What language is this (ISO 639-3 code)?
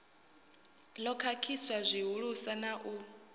ven